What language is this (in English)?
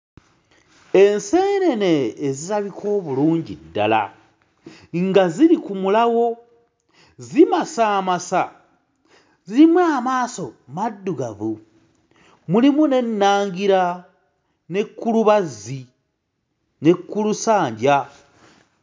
Ganda